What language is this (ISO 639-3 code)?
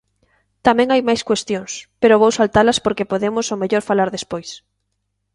glg